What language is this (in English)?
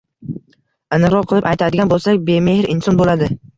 Uzbek